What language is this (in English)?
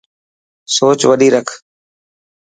Dhatki